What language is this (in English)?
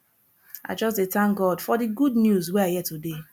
Nigerian Pidgin